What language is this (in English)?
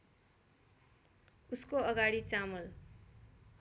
Nepali